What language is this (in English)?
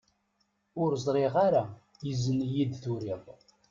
Kabyle